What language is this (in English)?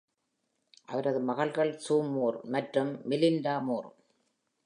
Tamil